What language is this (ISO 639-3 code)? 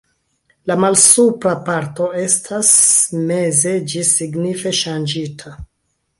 epo